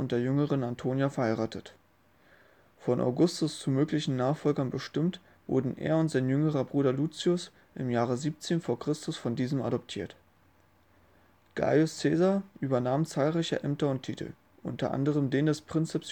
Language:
German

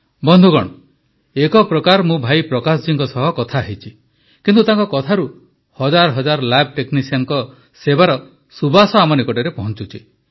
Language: Odia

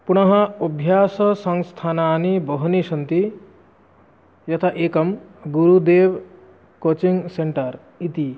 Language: Sanskrit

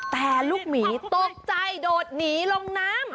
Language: Thai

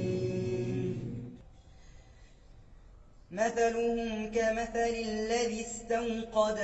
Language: Arabic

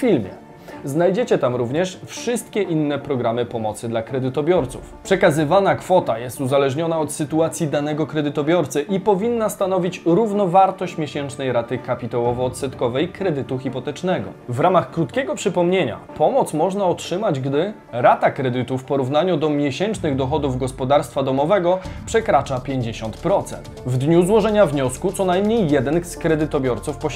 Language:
Polish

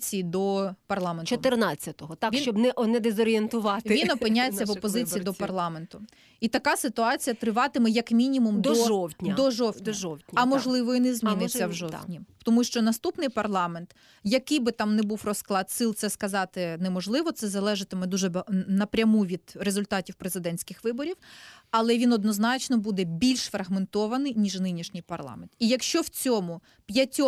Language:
Ukrainian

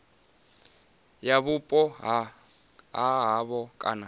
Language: Venda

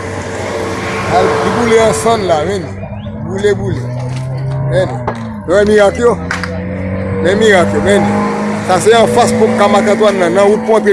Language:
French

